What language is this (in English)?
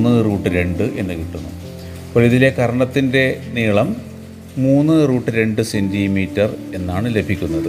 Malayalam